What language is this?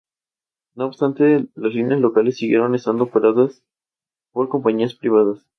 Spanish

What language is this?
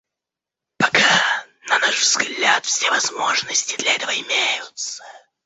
Russian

